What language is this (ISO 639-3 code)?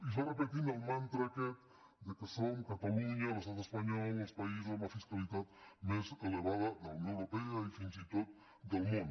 cat